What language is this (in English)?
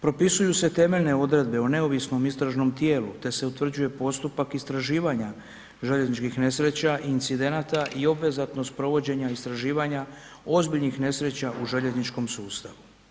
Croatian